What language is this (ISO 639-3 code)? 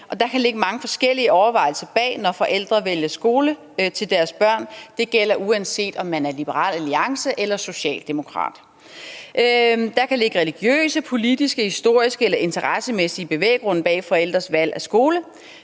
dan